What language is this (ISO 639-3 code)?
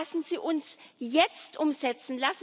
deu